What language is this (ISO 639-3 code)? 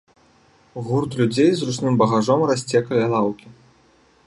bel